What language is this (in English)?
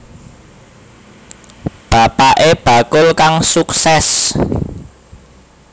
Javanese